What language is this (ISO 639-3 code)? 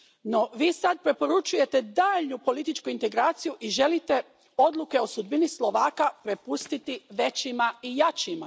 hrv